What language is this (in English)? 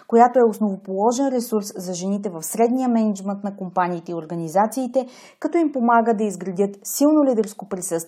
Bulgarian